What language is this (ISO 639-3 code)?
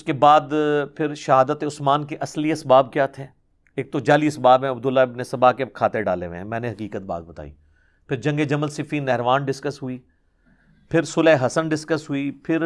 urd